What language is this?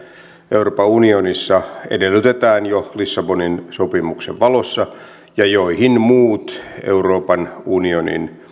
Finnish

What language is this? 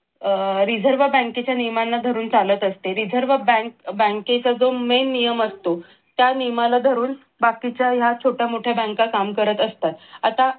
Marathi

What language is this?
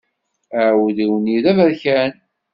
Kabyle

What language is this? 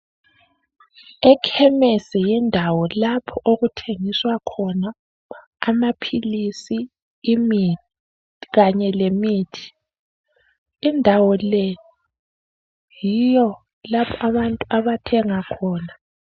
North Ndebele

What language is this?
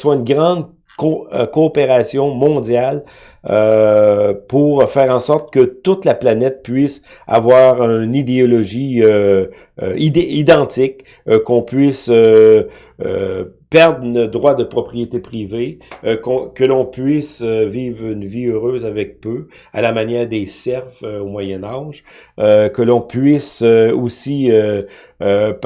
French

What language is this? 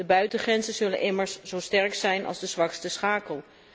Dutch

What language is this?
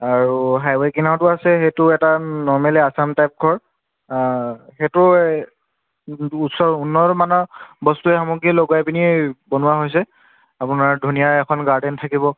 Assamese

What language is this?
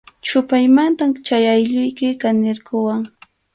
Arequipa-La Unión Quechua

